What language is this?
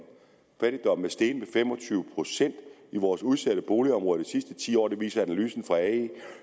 Danish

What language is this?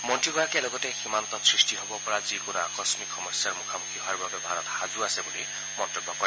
Assamese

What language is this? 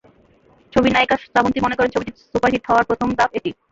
Bangla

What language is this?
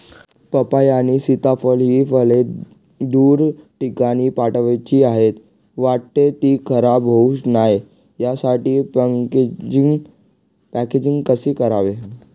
Marathi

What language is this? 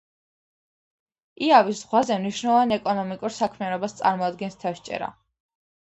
Georgian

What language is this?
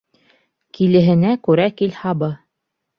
Bashkir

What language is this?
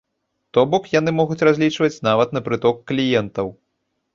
Belarusian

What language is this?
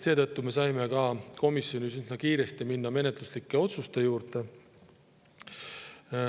Estonian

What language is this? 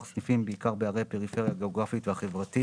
Hebrew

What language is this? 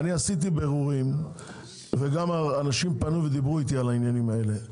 Hebrew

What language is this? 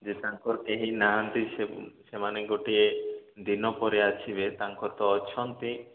Odia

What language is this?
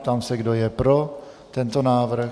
Czech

